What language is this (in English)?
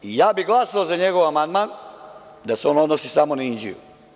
Serbian